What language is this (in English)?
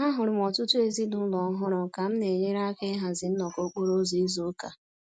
Igbo